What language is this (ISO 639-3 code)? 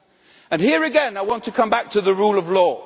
eng